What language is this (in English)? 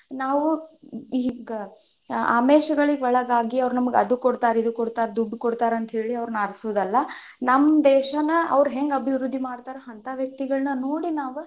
Kannada